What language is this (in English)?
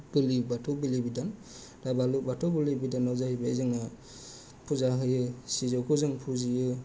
Bodo